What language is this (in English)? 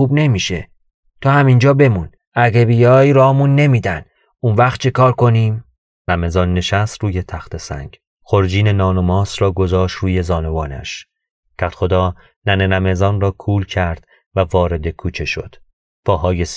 Persian